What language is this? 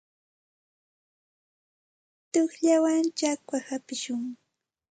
Santa Ana de Tusi Pasco Quechua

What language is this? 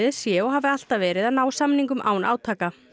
Icelandic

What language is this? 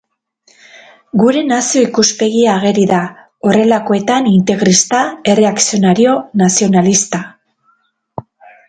Basque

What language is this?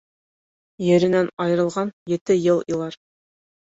Bashkir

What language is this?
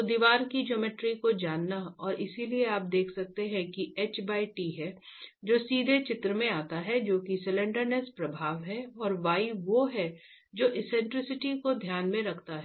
Hindi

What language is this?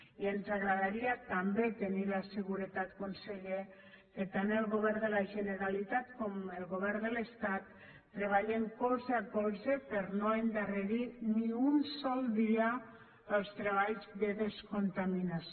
Catalan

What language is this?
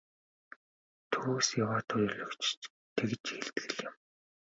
Mongolian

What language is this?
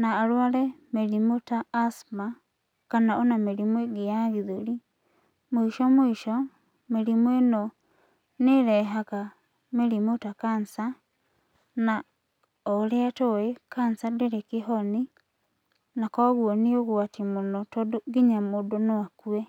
Kikuyu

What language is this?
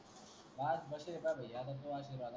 Marathi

